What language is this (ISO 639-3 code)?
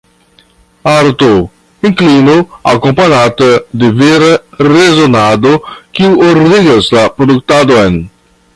epo